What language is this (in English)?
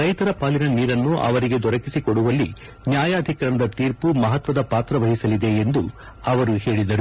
Kannada